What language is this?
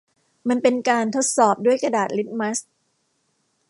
Thai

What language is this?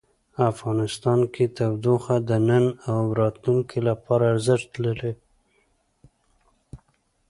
Pashto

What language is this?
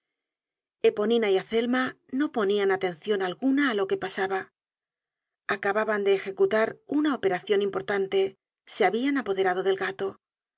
Spanish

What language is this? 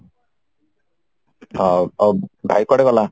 Odia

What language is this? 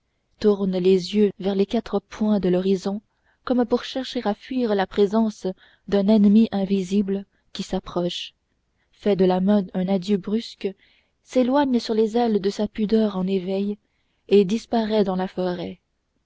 French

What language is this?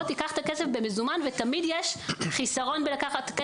Hebrew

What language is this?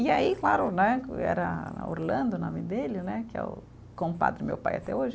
Portuguese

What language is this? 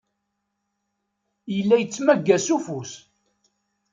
Kabyle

